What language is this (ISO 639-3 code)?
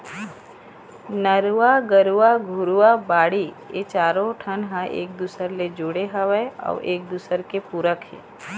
hne